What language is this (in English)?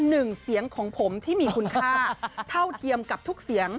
Thai